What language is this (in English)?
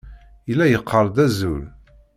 Kabyle